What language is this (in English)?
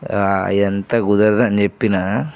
Telugu